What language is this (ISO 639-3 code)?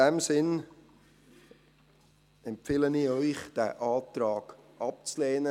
gsw